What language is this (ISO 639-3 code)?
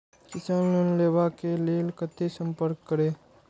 mai